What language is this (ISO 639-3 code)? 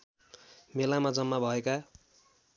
nep